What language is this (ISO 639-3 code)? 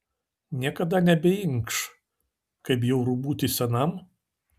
lit